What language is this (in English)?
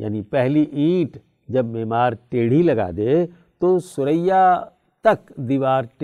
Urdu